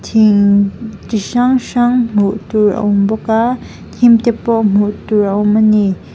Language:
Mizo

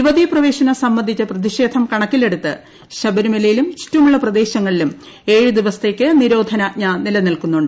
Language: Malayalam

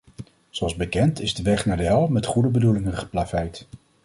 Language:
Dutch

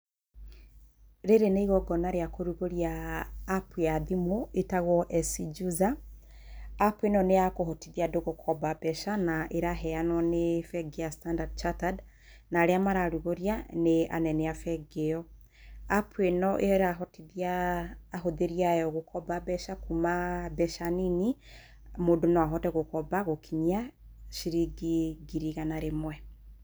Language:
Kikuyu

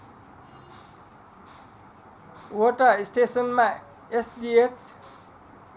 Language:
Nepali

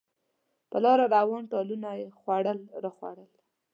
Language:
Pashto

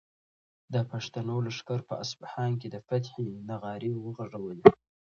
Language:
Pashto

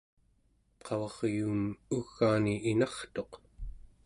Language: Central Yupik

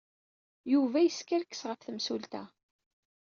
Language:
Kabyle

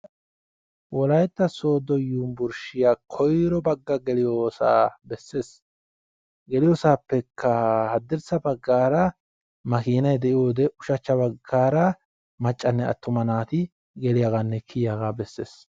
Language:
Wolaytta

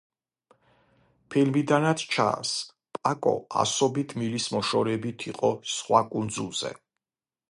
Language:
Georgian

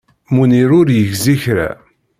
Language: Kabyle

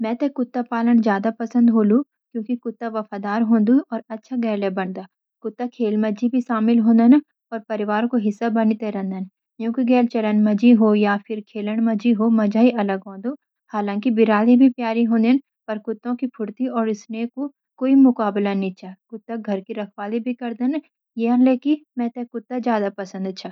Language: Garhwali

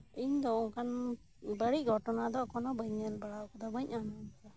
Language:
Santali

